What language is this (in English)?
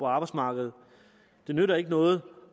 Danish